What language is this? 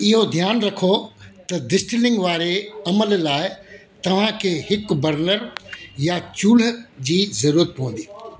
Sindhi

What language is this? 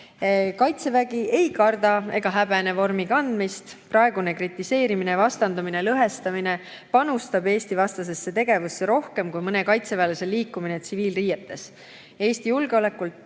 Estonian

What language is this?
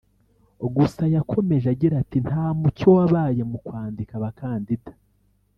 Kinyarwanda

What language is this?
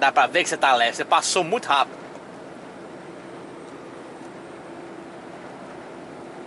Portuguese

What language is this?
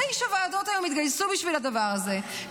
Hebrew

